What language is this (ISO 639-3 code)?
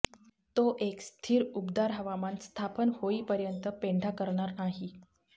mar